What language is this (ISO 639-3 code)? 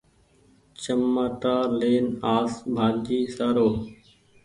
gig